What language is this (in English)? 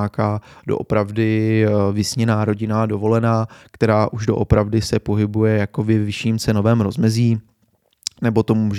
Czech